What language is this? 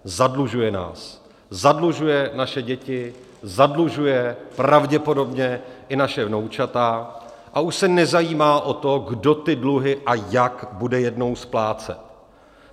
Czech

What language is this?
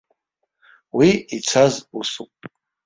Abkhazian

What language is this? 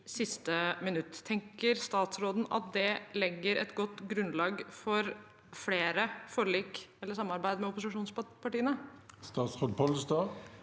Norwegian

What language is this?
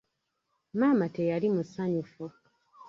Ganda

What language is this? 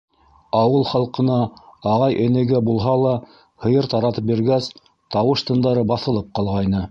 Bashkir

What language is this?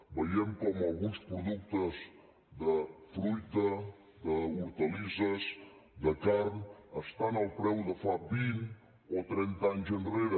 Catalan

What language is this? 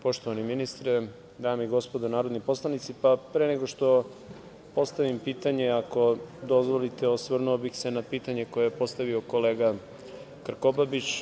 Serbian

